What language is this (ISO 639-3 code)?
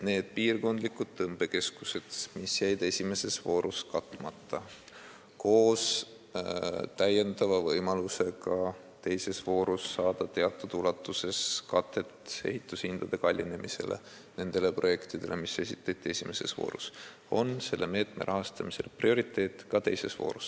est